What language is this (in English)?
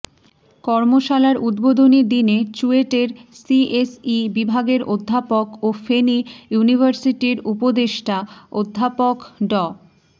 Bangla